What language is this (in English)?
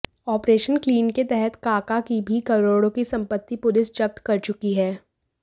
Hindi